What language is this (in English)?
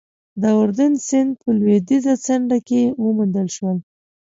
Pashto